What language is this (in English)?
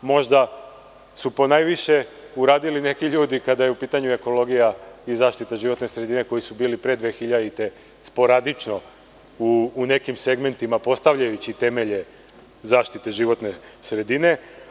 Serbian